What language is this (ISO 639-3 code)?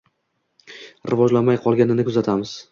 uzb